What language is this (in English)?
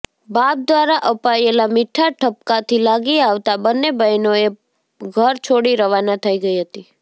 Gujarati